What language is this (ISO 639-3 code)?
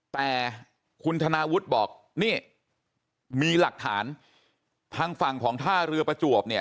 tha